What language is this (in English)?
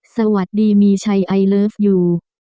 Thai